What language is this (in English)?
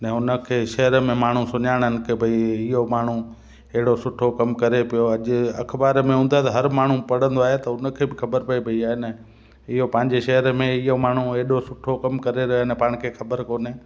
Sindhi